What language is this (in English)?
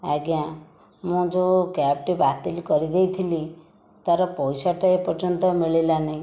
Odia